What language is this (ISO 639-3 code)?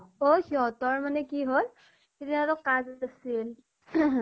asm